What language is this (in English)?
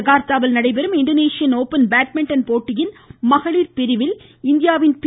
Tamil